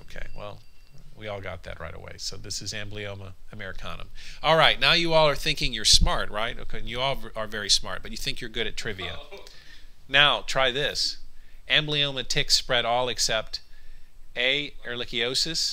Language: English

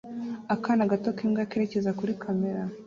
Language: Kinyarwanda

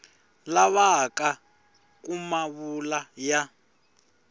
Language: Tsonga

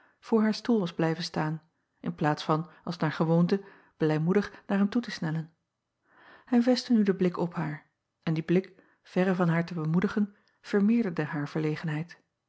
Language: Dutch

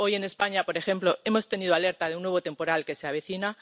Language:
Spanish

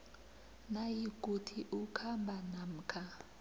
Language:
South Ndebele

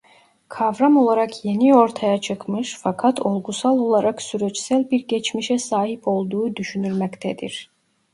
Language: Turkish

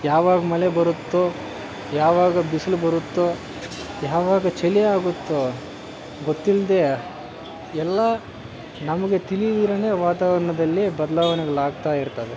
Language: Kannada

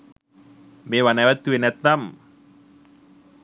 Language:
Sinhala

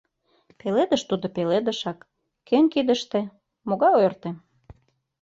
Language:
Mari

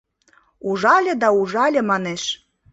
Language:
Mari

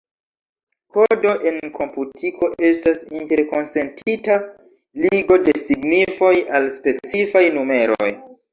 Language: Esperanto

